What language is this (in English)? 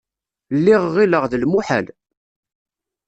Kabyle